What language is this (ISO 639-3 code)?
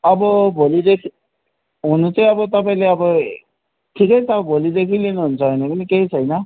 nep